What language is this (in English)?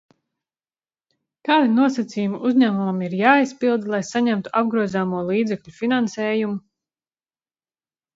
Latvian